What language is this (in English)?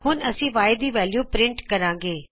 Punjabi